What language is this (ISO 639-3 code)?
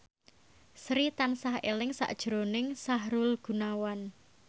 jav